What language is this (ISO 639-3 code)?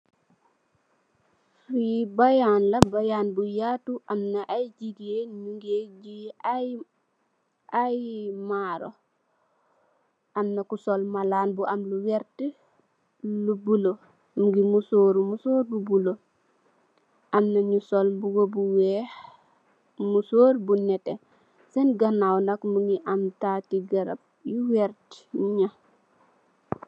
wol